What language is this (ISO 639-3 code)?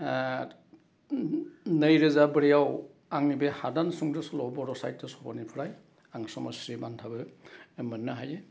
brx